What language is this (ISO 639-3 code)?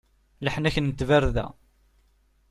kab